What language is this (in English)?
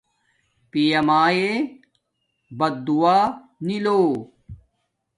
Domaaki